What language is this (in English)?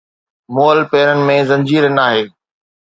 Sindhi